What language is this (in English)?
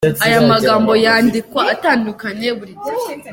Kinyarwanda